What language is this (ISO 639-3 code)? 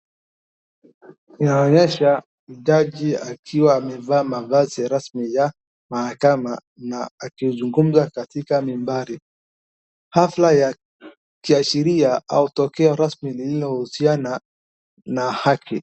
swa